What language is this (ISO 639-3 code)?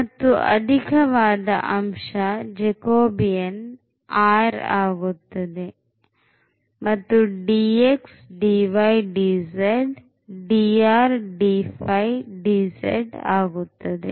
kan